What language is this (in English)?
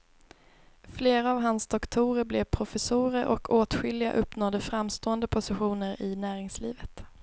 Swedish